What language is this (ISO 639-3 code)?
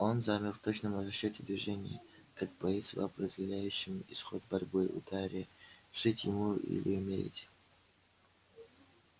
rus